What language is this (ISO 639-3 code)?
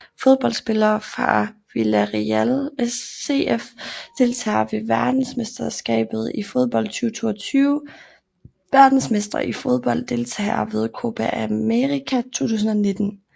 dan